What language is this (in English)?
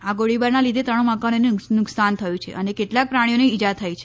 Gujarati